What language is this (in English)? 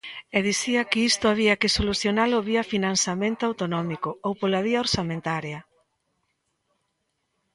Galician